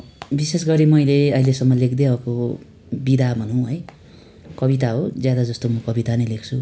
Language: Nepali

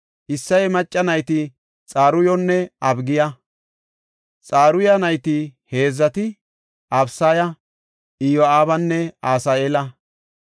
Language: Gofa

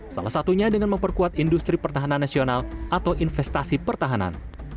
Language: Indonesian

